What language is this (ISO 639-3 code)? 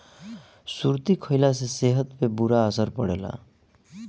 bho